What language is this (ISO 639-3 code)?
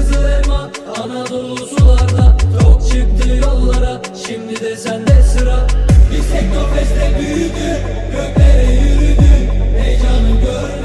tur